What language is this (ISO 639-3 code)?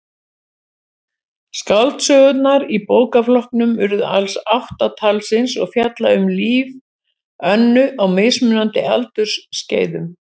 isl